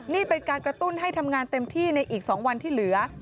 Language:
Thai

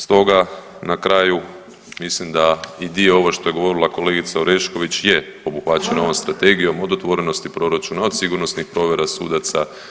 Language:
Croatian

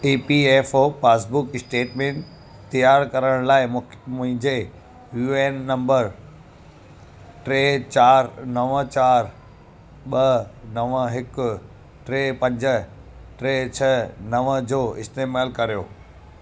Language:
Sindhi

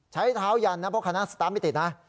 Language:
Thai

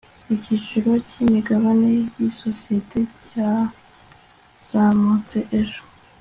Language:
Kinyarwanda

